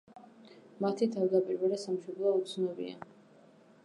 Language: Georgian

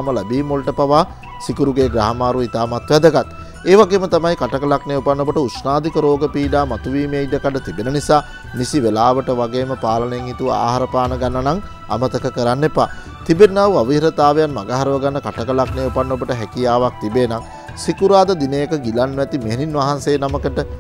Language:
Turkish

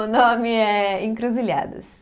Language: Portuguese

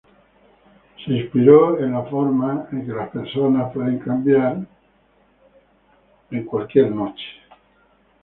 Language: Spanish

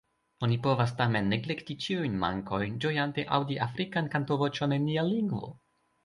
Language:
Esperanto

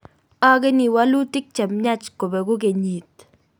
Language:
Kalenjin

